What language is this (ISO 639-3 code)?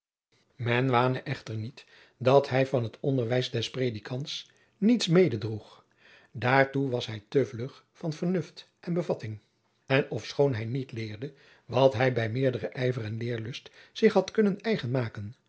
nld